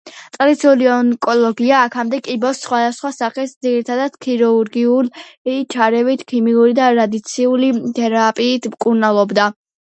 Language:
Georgian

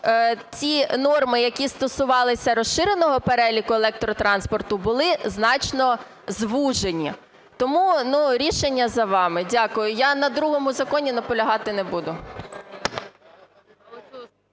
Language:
Ukrainian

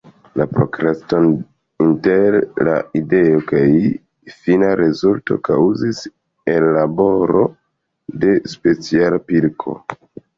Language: Esperanto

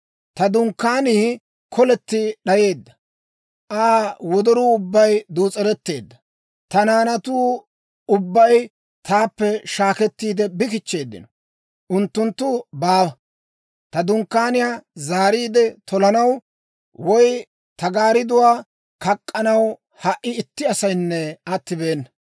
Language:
Dawro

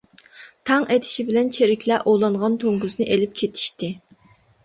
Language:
Uyghur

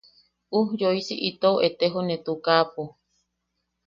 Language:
Yaqui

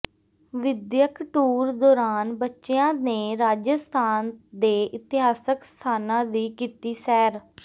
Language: Punjabi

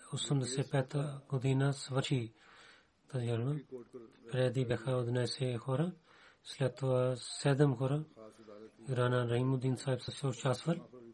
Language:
Bulgarian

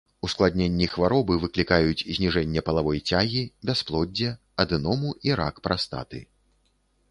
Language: Belarusian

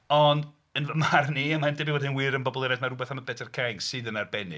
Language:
Welsh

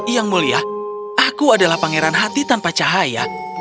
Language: Indonesian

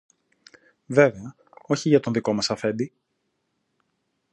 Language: Greek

